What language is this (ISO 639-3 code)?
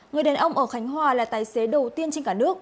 vie